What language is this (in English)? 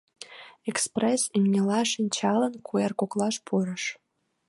Mari